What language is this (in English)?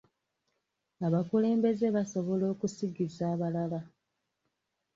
Ganda